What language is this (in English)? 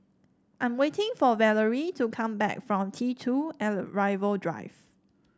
English